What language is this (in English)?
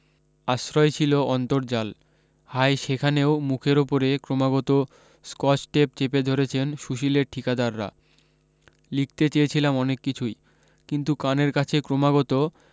Bangla